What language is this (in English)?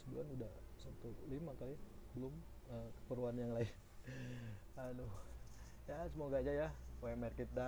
Indonesian